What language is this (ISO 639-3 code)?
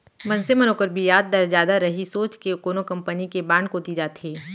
hne